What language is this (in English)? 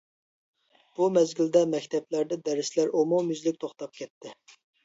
Uyghur